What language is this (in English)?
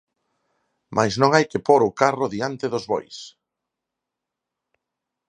Galician